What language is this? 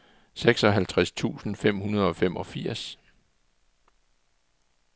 Danish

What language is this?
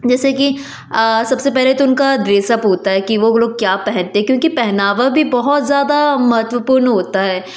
Hindi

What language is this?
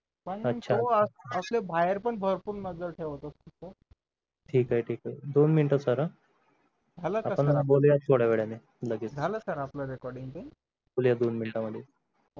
Marathi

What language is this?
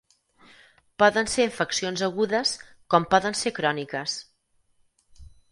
Catalan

